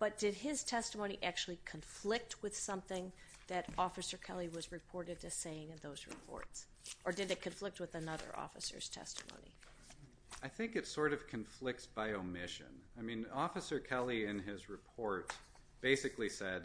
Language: English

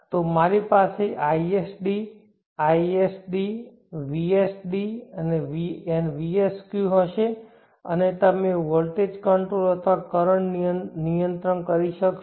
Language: Gujarati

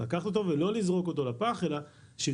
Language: Hebrew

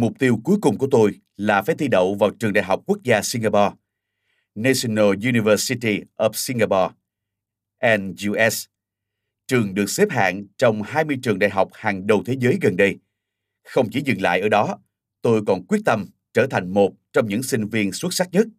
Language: Vietnamese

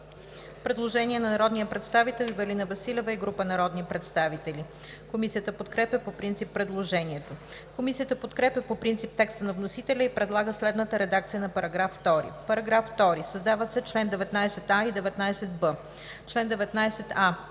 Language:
Bulgarian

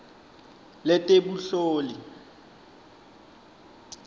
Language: Swati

